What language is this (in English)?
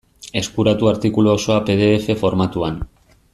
Basque